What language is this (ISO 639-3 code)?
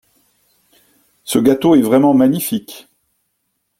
fra